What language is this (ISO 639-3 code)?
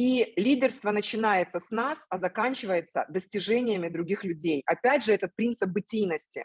rus